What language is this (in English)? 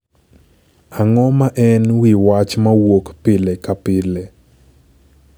Luo (Kenya and Tanzania)